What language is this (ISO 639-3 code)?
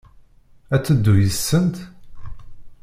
kab